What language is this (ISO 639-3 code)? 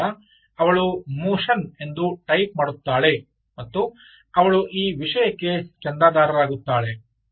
kan